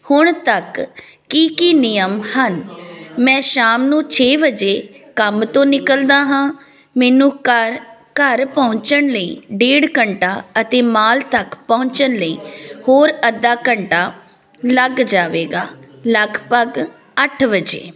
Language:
Punjabi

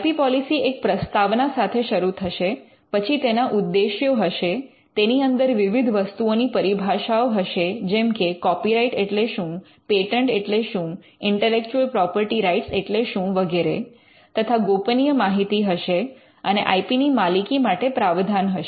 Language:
Gujarati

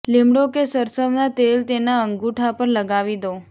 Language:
Gujarati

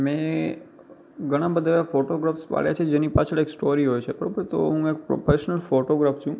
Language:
Gujarati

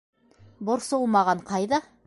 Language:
Bashkir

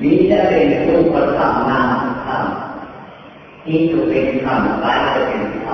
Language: Thai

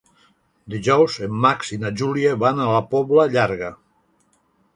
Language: Catalan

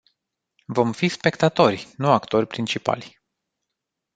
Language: Romanian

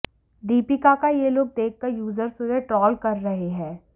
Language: Hindi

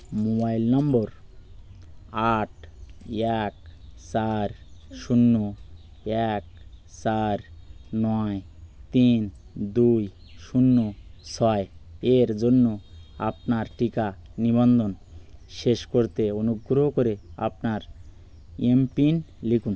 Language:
Bangla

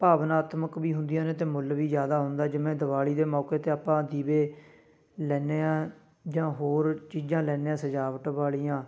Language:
Punjabi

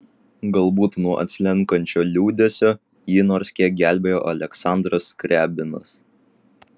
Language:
Lithuanian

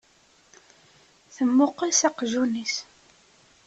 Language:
Kabyle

